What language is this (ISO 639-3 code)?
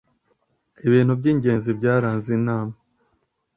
kin